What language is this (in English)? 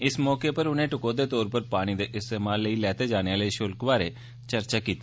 Dogri